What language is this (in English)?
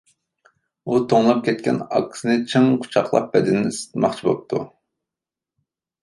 Uyghur